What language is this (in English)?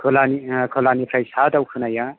Bodo